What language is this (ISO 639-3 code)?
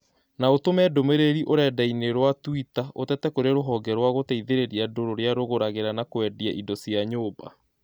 kik